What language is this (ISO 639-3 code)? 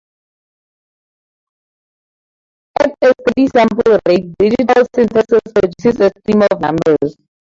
eng